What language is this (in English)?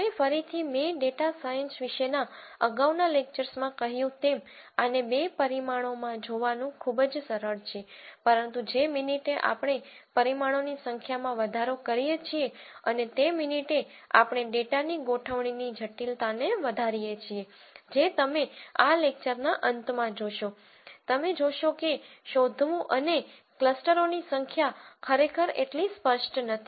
Gujarati